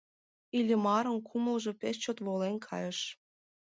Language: Mari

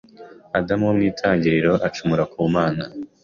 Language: Kinyarwanda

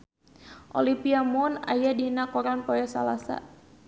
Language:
Sundanese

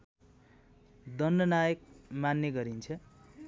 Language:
Nepali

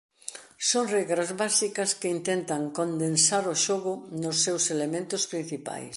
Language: Galician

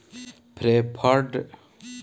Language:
Bhojpuri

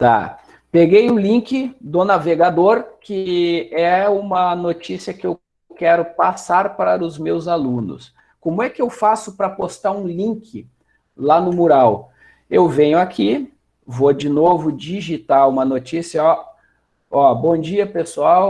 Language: Portuguese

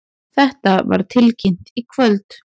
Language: Icelandic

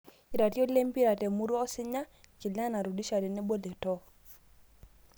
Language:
Masai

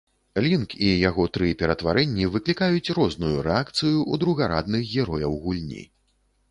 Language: Belarusian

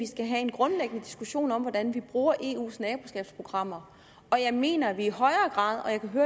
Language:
Danish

